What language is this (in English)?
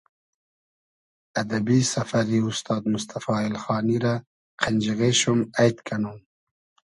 Hazaragi